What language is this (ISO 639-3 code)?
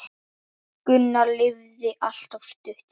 isl